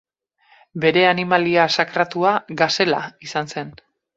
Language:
Basque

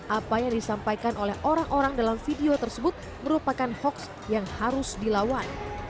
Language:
Indonesian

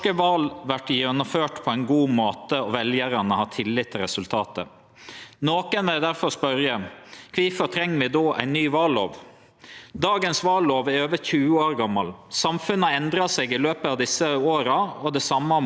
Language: Norwegian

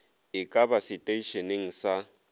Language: Northern Sotho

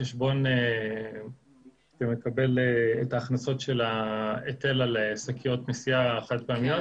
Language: Hebrew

